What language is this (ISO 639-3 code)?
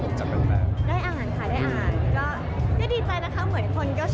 tha